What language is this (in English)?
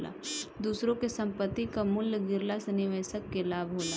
Bhojpuri